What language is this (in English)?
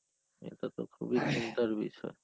Bangla